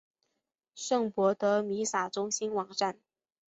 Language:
Chinese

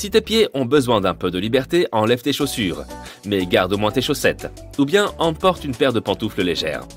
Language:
French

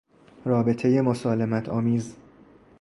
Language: Persian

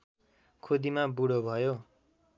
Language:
Nepali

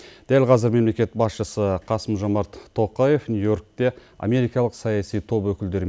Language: Kazakh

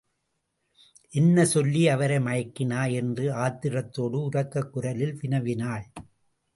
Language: Tamil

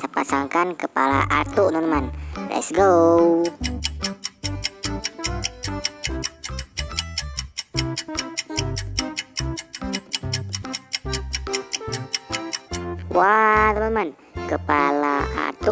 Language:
Indonesian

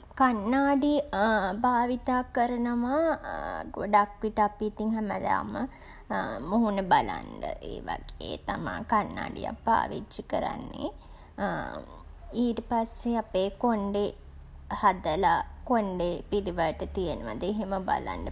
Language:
Sinhala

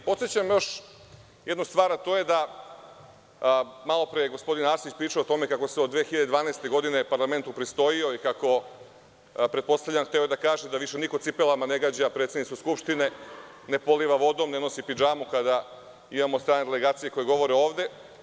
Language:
Serbian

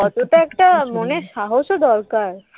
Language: Bangla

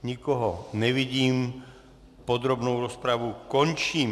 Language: Czech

